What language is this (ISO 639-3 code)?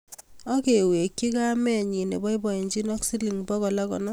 kln